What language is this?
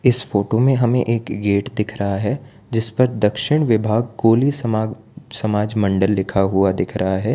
Hindi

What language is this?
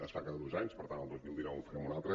Catalan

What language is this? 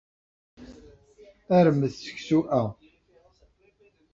Kabyle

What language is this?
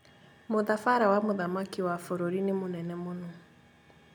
Kikuyu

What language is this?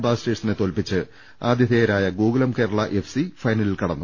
Malayalam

